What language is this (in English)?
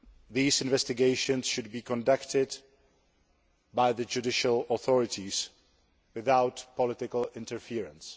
English